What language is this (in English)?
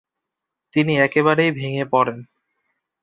Bangla